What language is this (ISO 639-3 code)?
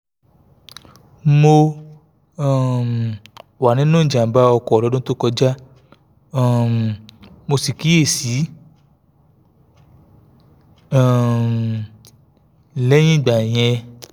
yor